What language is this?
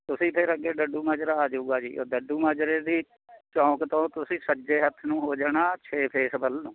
Punjabi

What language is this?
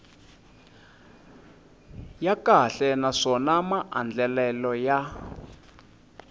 Tsonga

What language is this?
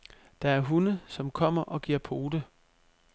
Danish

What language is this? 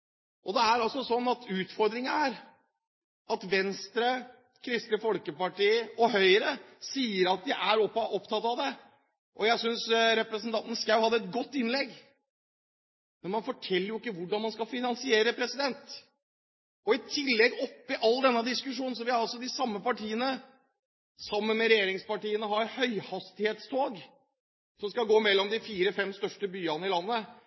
Norwegian Bokmål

